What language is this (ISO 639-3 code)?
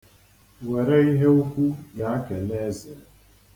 ibo